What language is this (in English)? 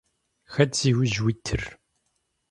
Kabardian